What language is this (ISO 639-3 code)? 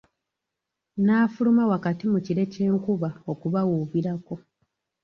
lug